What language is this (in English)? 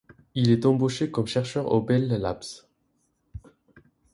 French